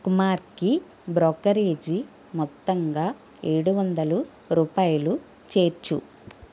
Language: Telugu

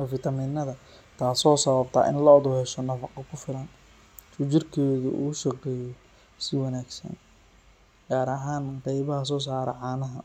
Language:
Somali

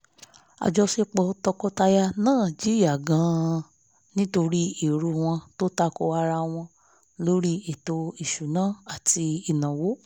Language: Yoruba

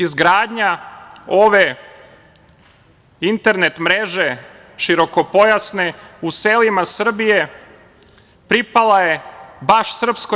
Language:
Serbian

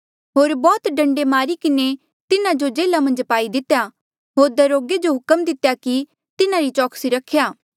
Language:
Mandeali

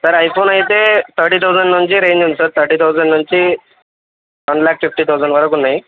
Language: Telugu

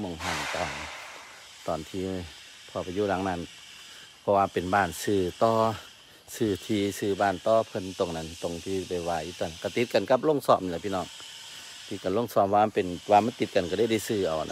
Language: Thai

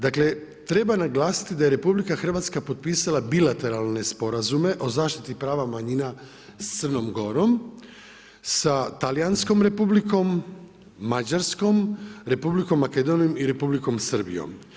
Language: Croatian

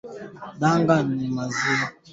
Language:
Swahili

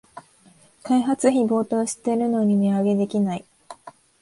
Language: Japanese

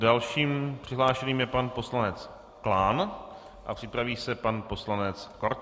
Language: Czech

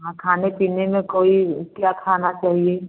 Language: Hindi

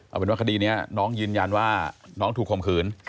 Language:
Thai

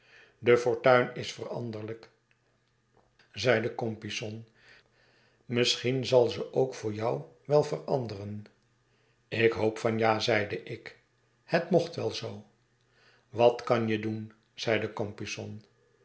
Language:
Dutch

